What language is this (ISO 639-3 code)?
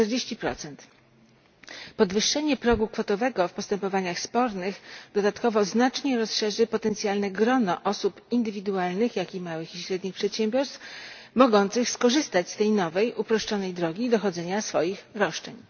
pol